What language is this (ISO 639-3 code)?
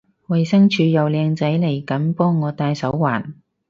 yue